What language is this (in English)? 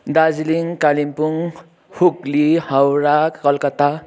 Nepali